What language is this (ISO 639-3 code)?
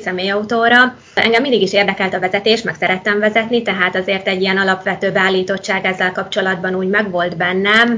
hun